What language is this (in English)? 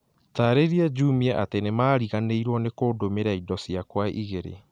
Kikuyu